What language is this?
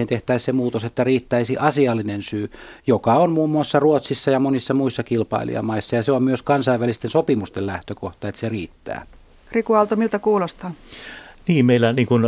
Finnish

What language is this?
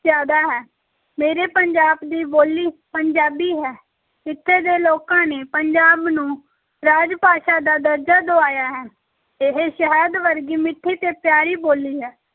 Punjabi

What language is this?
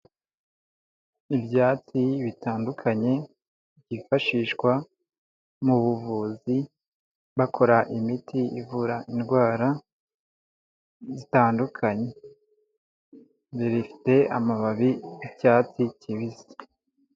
Kinyarwanda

